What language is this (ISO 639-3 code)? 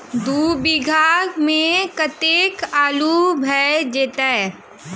mai